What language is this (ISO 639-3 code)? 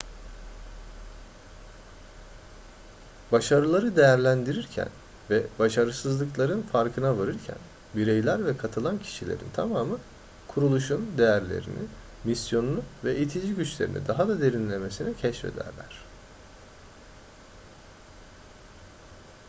tur